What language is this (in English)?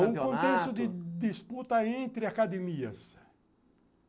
Portuguese